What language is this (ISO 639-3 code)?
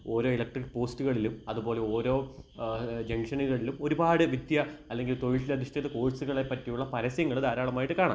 mal